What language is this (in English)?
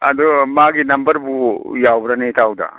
Manipuri